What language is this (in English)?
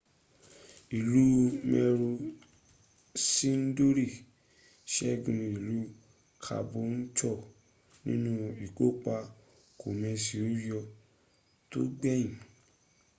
Yoruba